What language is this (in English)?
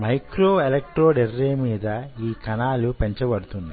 Telugu